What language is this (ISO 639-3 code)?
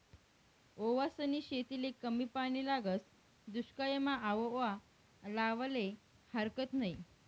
mar